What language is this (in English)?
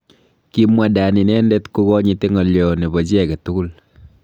Kalenjin